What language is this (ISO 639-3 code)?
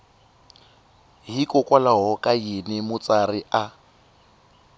tso